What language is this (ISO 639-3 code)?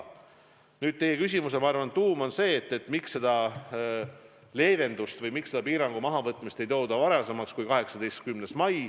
est